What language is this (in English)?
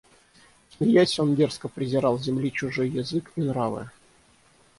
Russian